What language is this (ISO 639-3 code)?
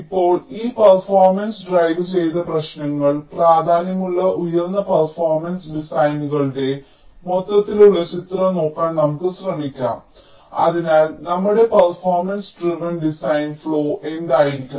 mal